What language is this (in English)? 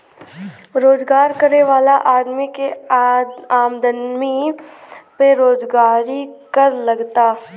Bhojpuri